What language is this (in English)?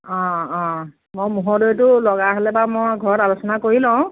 Assamese